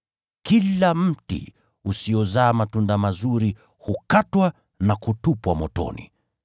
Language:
Swahili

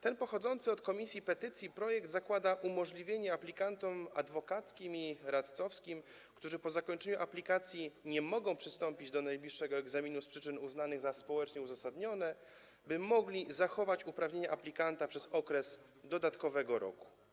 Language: Polish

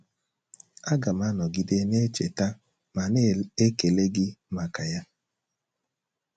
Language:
Igbo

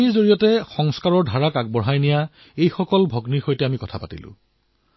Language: Assamese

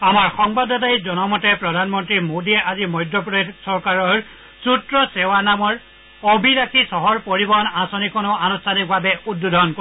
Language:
Assamese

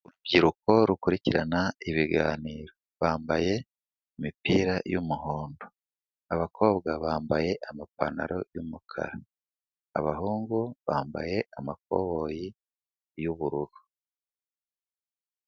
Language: Kinyarwanda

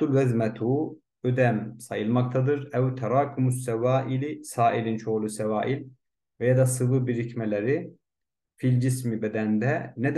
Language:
Turkish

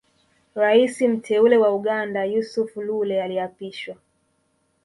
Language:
Swahili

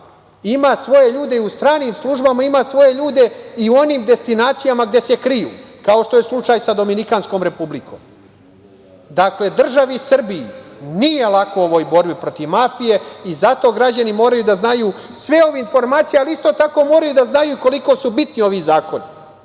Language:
Serbian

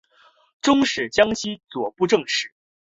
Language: Chinese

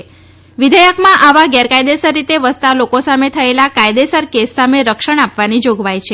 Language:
Gujarati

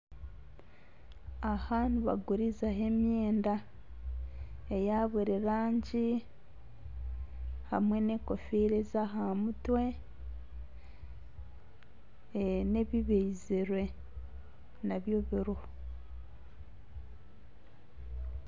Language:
Nyankole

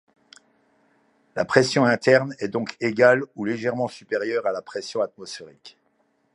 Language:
French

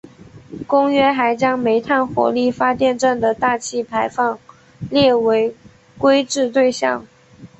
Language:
Chinese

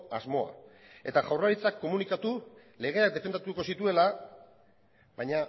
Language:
Basque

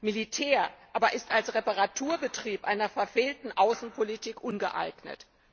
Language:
German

